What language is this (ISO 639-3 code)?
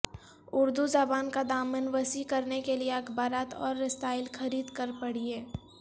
urd